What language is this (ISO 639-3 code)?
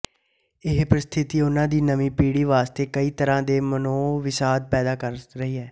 pan